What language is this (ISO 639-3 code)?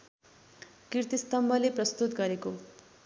nep